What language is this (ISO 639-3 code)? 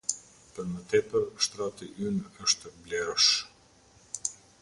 sqi